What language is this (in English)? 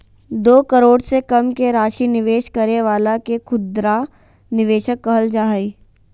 Magahi